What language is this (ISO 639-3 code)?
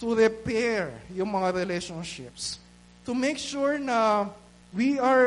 fil